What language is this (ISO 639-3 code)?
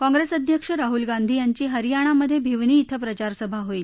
mar